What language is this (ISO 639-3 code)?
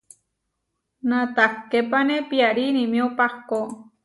var